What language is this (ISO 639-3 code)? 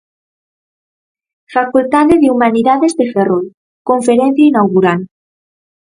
glg